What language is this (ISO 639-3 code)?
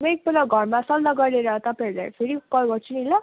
nep